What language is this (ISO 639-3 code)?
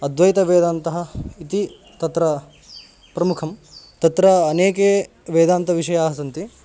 san